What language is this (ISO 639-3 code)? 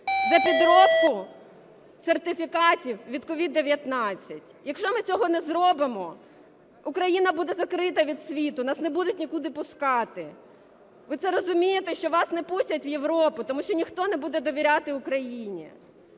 ukr